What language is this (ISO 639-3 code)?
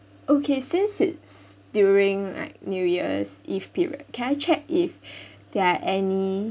eng